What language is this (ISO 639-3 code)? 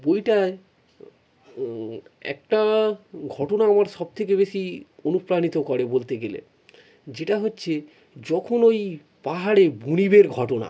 ben